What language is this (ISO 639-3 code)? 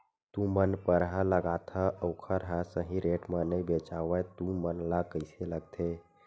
hne